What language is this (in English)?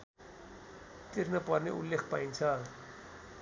Nepali